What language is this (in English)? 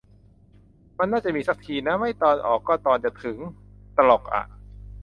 Thai